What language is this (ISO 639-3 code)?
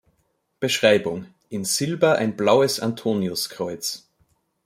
deu